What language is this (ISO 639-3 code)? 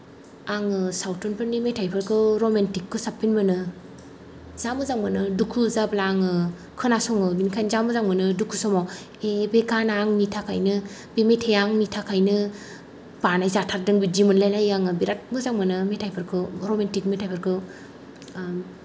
brx